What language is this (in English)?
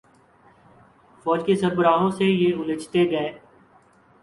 Urdu